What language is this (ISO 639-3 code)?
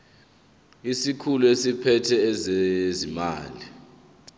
zul